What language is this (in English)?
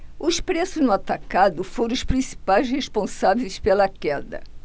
Portuguese